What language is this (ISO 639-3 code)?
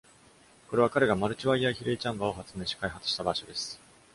jpn